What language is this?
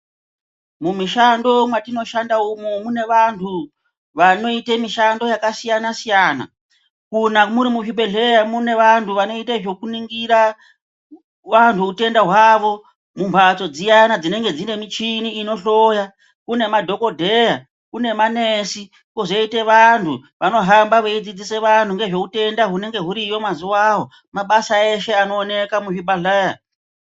Ndau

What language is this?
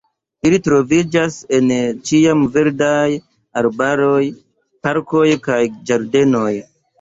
Esperanto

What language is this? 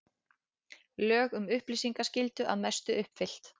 Icelandic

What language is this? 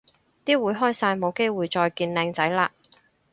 Cantonese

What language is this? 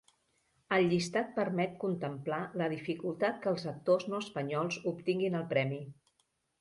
Catalan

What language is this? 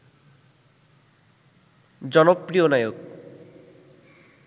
Bangla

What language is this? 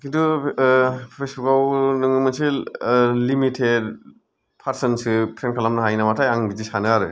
Bodo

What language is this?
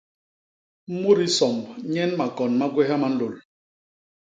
Basaa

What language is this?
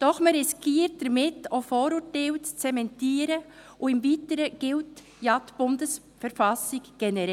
Swiss German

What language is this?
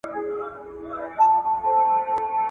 Pashto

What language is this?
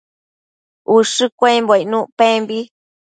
Matsés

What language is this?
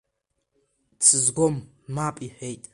Abkhazian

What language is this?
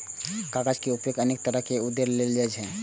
Maithili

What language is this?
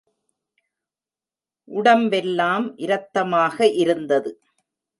Tamil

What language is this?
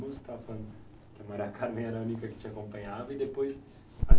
Portuguese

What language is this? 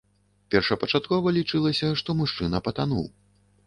Belarusian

